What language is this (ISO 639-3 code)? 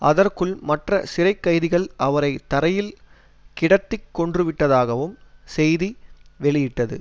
tam